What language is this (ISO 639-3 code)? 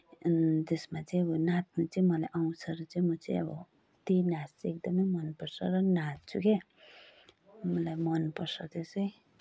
nep